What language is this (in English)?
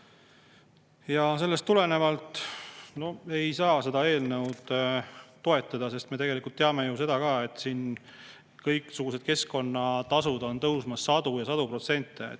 Estonian